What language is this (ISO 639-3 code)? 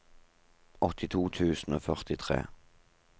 nor